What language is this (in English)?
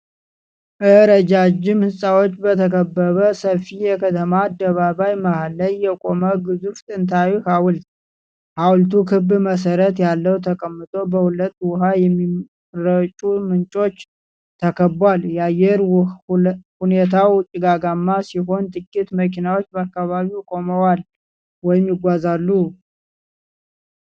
Amharic